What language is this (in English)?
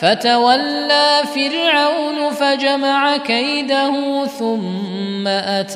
Arabic